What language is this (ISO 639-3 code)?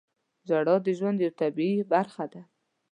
pus